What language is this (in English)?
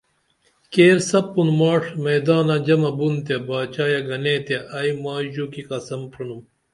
Dameli